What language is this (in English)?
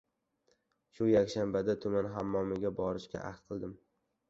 Uzbek